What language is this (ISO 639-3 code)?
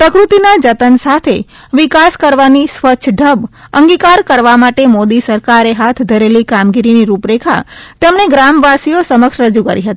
guj